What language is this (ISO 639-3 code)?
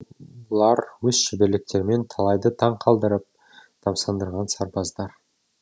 kaz